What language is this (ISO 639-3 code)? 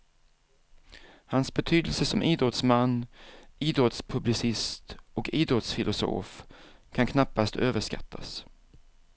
swe